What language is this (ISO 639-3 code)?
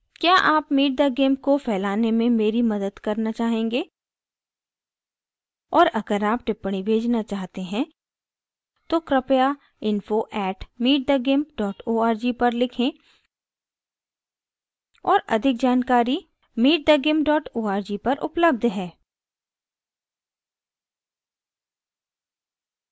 hin